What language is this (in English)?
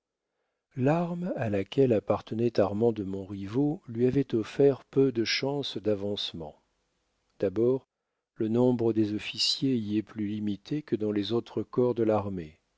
French